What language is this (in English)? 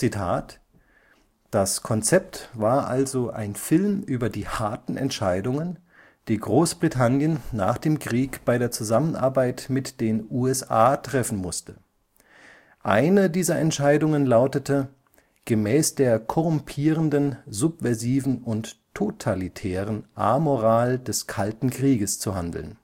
German